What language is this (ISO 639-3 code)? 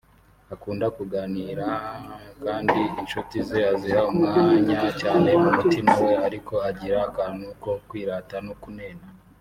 kin